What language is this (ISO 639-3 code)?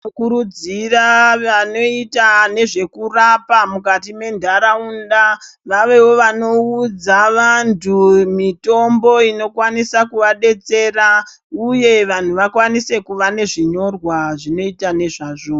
ndc